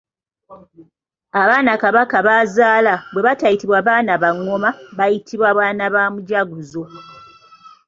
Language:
Ganda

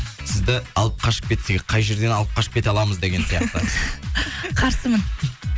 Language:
Kazakh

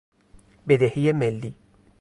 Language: Persian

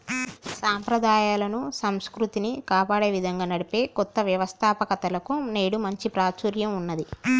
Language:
Telugu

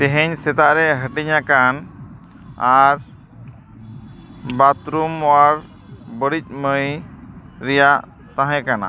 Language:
Santali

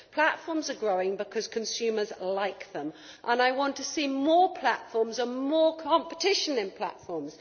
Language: English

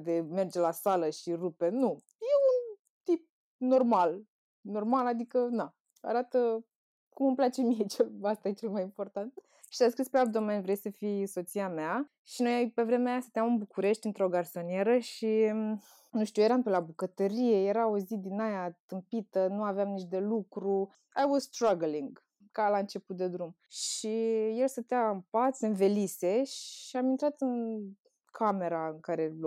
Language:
Romanian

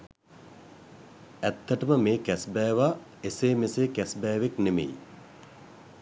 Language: Sinhala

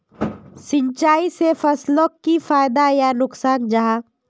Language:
Magahi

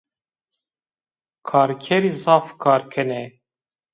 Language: Zaza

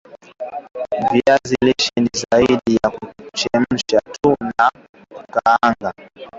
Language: Swahili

